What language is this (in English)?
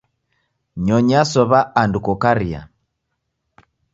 Taita